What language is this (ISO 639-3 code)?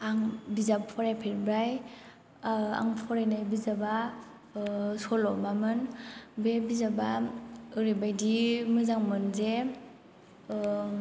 brx